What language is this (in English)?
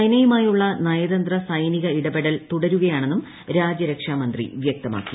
Malayalam